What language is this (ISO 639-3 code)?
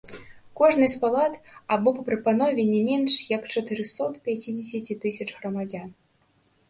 bel